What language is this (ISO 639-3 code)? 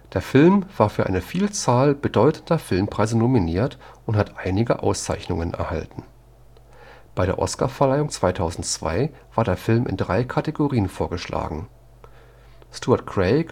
deu